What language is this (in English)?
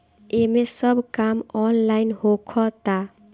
Bhojpuri